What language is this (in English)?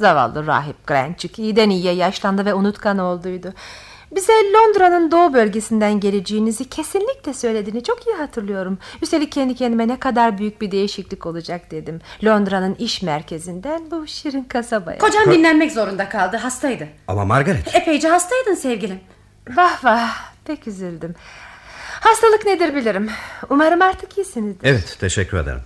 Turkish